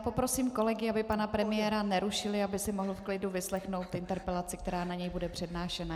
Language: Czech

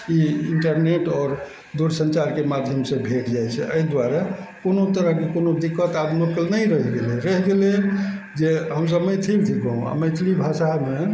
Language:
Maithili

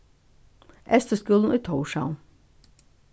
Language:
Faroese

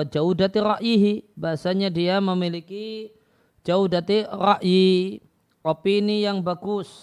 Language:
Indonesian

